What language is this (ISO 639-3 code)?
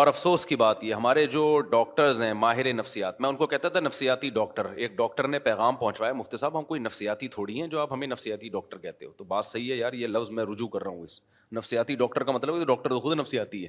urd